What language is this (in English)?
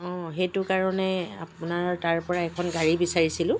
Assamese